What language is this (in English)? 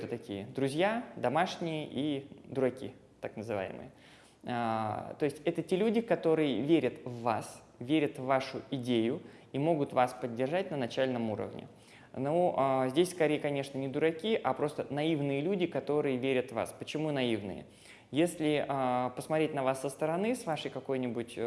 Russian